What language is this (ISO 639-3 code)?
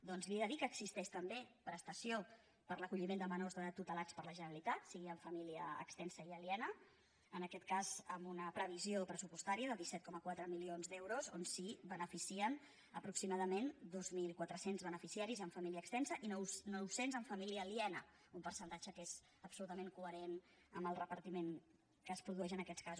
cat